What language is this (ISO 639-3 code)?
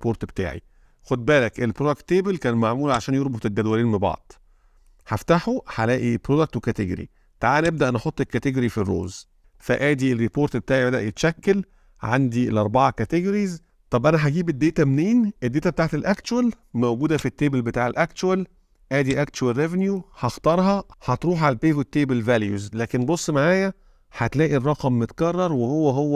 ara